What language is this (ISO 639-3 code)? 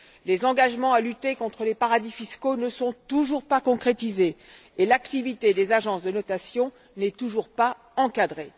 fra